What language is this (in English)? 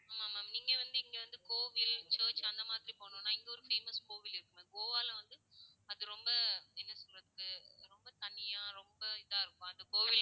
Tamil